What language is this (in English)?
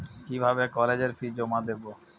Bangla